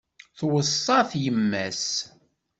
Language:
Kabyle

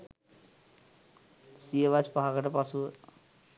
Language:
Sinhala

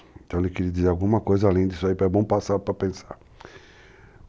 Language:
Portuguese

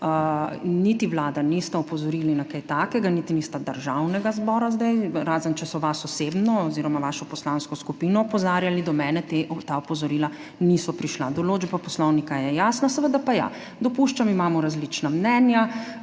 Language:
Slovenian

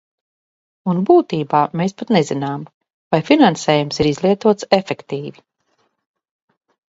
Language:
Latvian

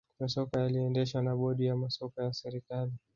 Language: Swahili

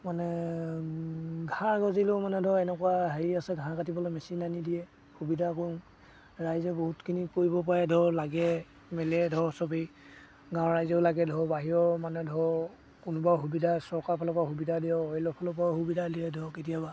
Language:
Assamese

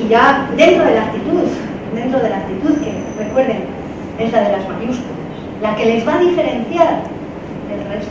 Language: Spanish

